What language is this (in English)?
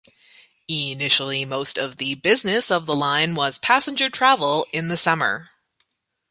English